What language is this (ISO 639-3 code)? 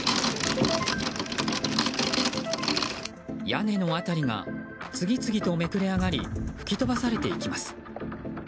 jpn